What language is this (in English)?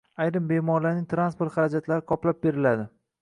Uzbek